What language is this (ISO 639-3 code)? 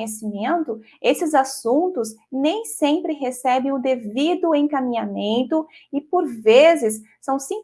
por